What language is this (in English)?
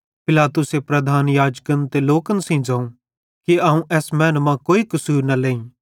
Bhadrawahi